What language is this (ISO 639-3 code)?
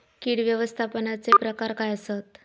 mar